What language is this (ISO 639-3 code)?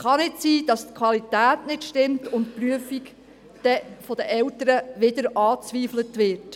gsw